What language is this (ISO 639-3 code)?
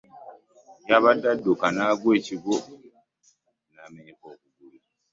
lug